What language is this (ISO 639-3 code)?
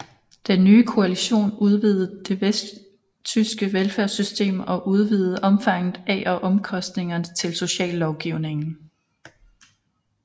dan